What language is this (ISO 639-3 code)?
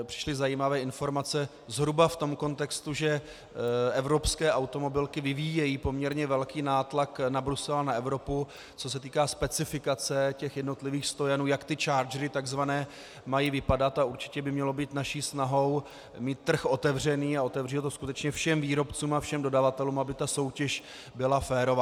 ces